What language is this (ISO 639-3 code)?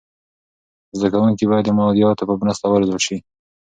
pus